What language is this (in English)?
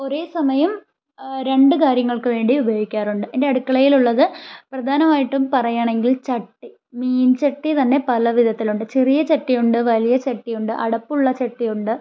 Malayalam